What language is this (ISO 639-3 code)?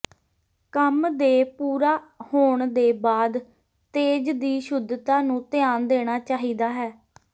pan